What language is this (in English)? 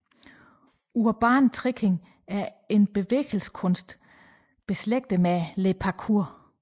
Danish